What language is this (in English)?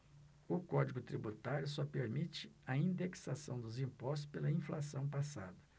Portuguese